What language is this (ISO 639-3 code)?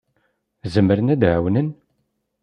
kab